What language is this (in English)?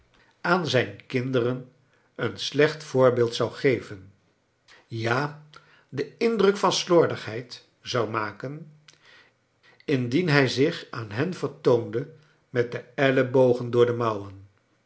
Dutch